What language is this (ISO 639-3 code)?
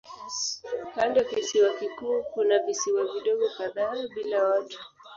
swa